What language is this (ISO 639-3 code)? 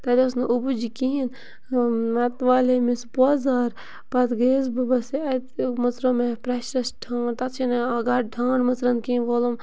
kas